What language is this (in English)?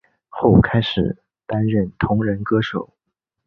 Chinese